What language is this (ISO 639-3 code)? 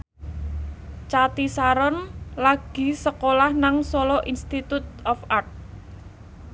jav